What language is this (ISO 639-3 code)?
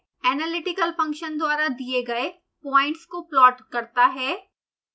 hin